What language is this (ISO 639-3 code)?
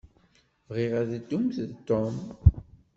kab